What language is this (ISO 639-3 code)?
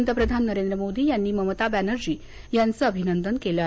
mar